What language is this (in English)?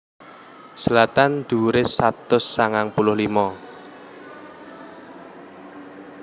Javanese